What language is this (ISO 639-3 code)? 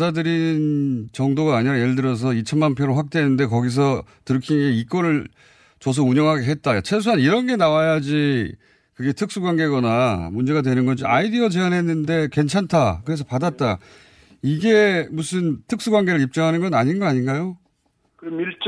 kor